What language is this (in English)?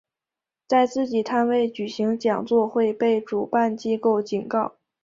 Chinese